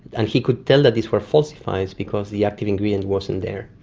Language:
English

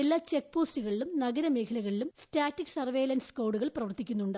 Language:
Malayalam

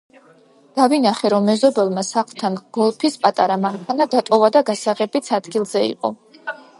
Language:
Georgian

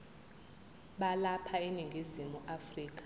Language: Zulu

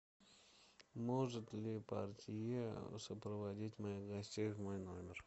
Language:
Russian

